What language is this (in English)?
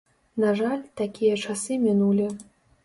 Belarusian